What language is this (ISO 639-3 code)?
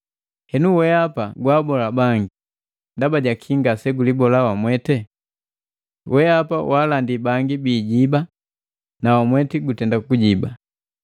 mgv